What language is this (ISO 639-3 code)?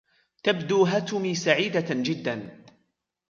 ara